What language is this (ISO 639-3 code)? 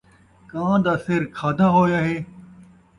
skr